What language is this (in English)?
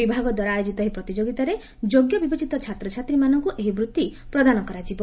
Odia